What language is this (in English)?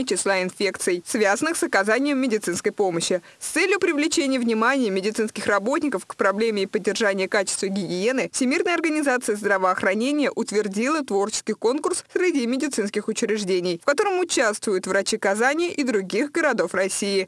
Russian